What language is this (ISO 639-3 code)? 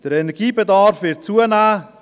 gsw